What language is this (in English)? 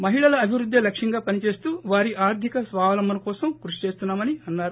Telugu